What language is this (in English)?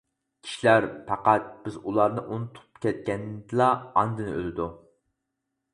Uyghur